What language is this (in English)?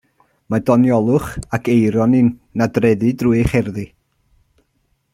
Welsh